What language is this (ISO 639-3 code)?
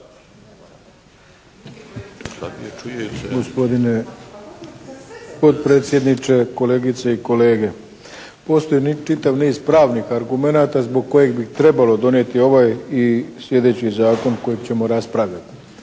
hrv